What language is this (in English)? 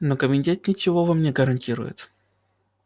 Russian